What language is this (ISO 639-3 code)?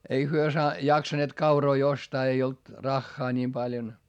fin